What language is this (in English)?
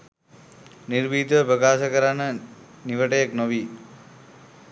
Sinhala